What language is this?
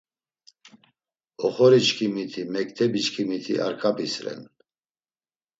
Laz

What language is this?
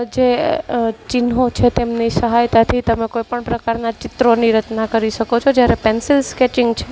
Gujarati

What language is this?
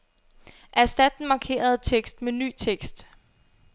Danish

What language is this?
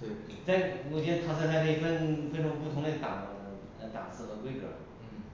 Chinese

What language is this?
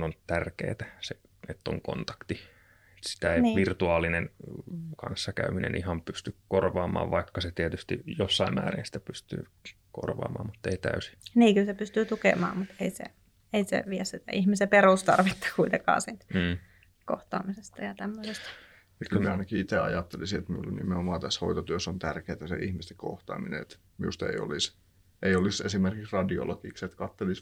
Finnish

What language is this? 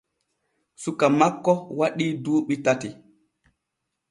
Borgu Fulfulde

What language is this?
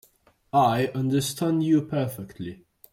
English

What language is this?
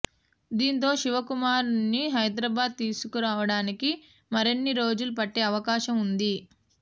Telugu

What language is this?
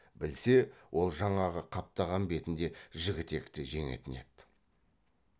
Kazakh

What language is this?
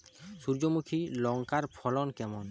Bangla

